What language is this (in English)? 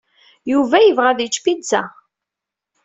Kabyle